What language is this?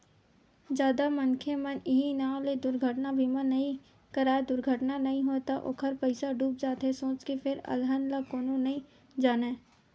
Chhattisgarhi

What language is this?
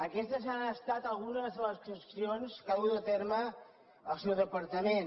Catalan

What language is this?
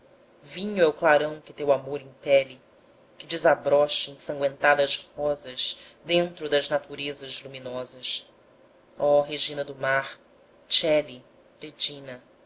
Portuguese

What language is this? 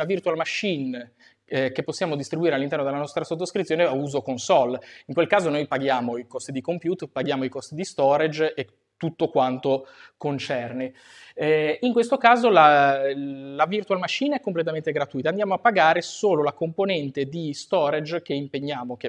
Italian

